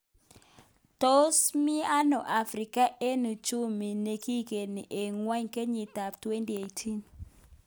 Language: Kalenjin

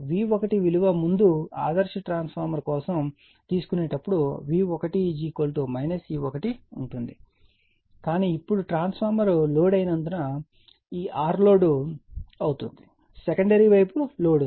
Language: Telugu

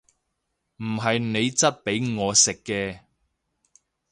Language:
Cantonese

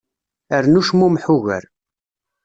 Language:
Kabyle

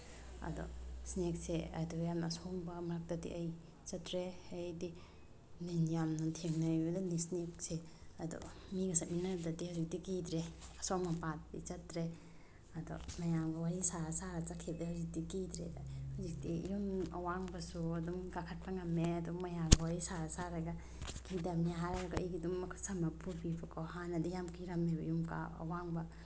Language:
Manipuri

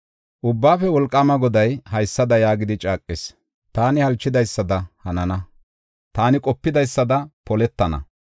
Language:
Gofa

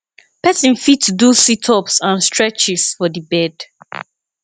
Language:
Nigerian Pidgin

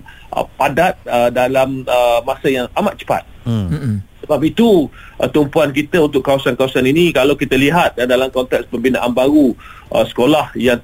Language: Malay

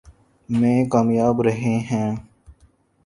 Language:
Urdu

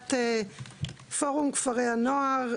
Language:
Hebrew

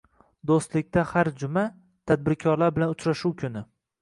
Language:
Uzbek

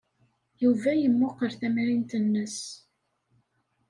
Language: Kabyle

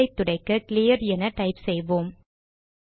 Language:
Tamil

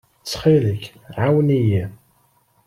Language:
Kabyle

